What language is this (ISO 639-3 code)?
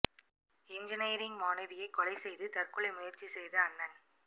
tam